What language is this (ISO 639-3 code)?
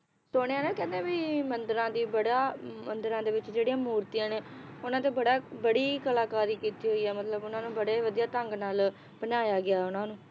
pan